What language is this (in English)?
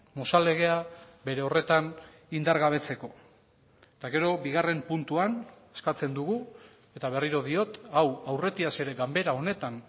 Basque